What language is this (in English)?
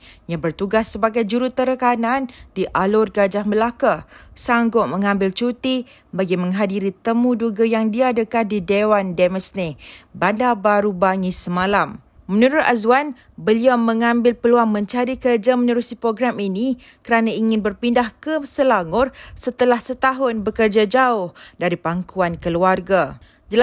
Malay